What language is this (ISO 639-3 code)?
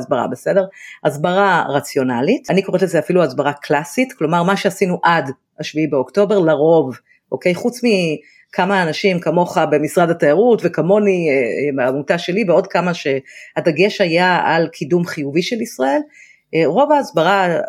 heb